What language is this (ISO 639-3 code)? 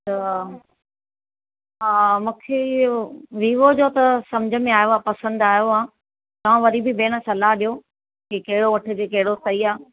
snd